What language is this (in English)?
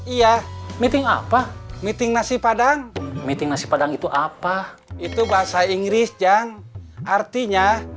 Indonesian